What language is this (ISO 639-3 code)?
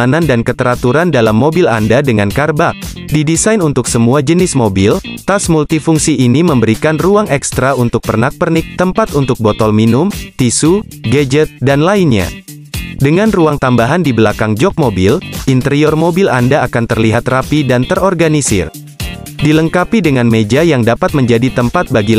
ind